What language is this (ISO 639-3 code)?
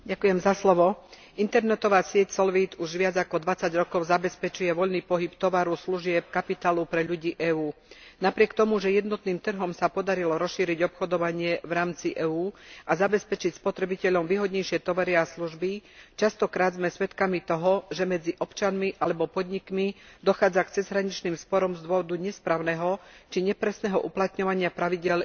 slk